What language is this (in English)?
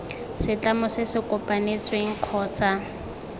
Tswana